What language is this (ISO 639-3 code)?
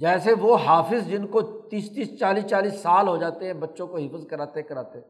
urd